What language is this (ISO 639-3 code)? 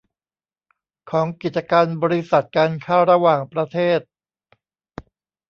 tha